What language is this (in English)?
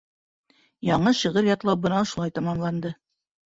Bashkir